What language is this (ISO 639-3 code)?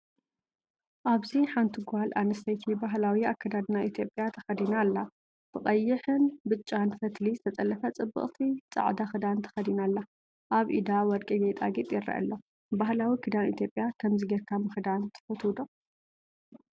tir